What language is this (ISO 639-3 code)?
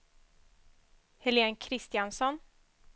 swe